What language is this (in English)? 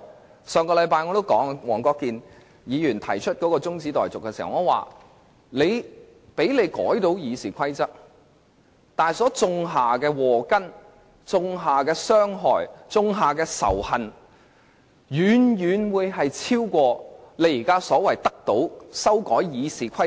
Cantonese